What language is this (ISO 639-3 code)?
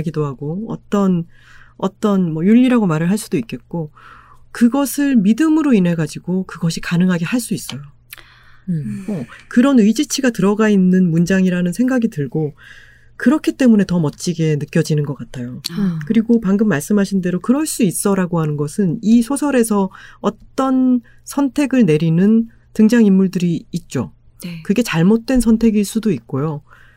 kor